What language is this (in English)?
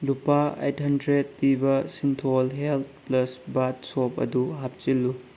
Manipuri